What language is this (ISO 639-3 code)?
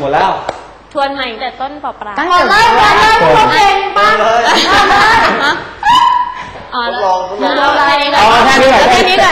tha